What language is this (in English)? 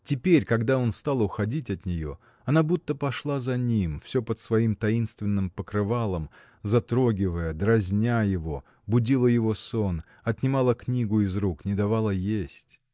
Russian